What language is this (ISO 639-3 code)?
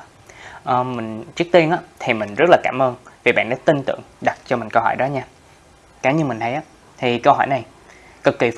vie